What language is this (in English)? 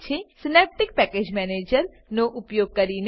Gujarati